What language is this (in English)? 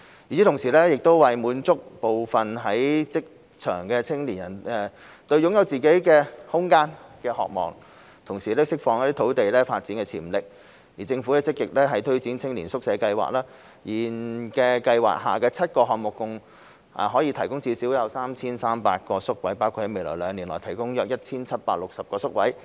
Cantonese